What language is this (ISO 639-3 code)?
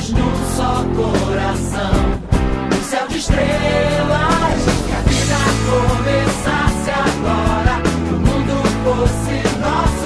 por